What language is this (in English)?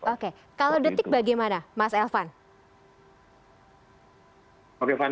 Indonesian